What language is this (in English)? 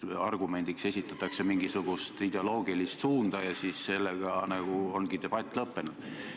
Estonian